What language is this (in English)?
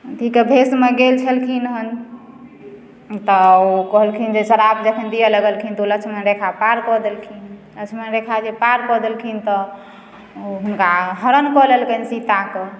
Maithili